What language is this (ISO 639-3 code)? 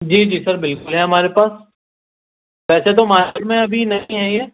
urd